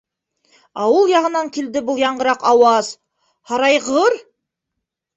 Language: Bashkir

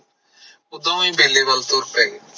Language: Punjabi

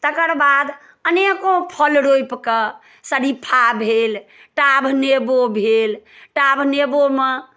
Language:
Maithili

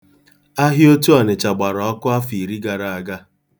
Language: Igbo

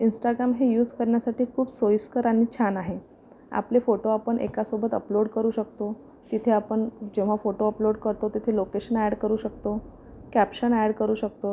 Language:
Marathi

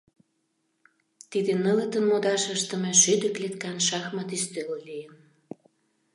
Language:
Mari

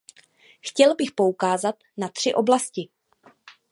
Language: Czech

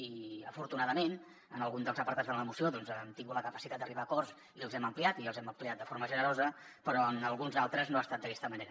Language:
Catalan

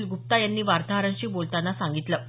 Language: Marathi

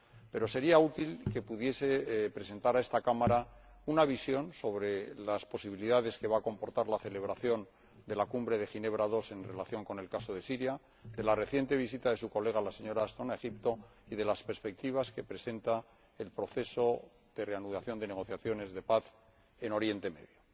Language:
Spanish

